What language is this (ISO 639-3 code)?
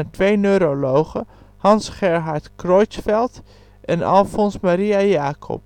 nld